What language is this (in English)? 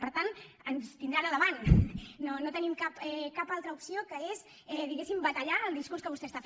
Catalan